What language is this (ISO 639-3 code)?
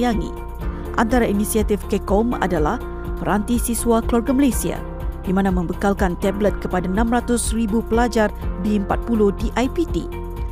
msa